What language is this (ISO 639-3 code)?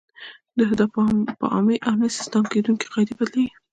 pus